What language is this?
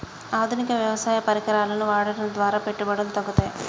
Telugu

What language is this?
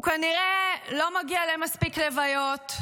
Hebrew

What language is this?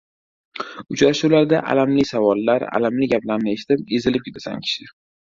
Uzbek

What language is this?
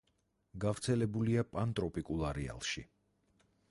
Georgian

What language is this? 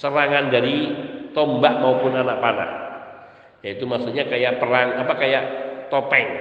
Indonesian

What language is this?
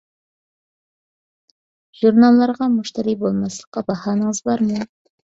Uyghur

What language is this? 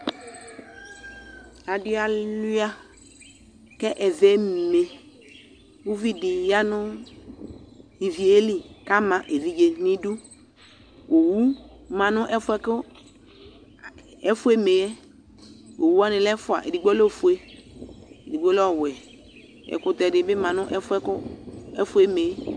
Ikposo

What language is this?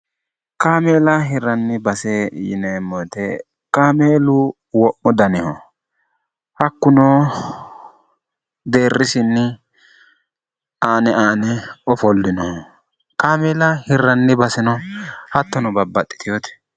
Sidamo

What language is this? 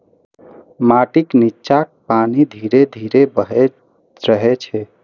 Maithili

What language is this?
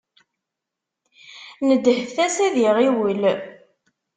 Kabyle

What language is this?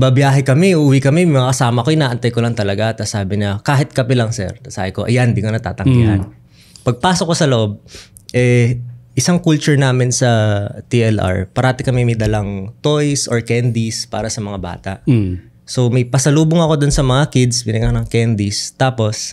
Filipino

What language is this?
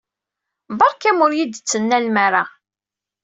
Kabyle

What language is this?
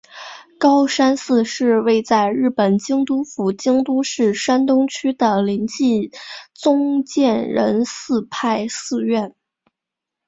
Chinese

